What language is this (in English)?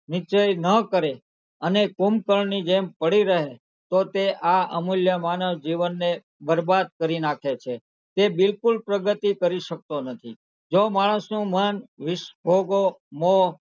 Gujarati